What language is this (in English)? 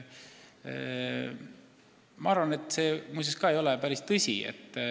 Estonian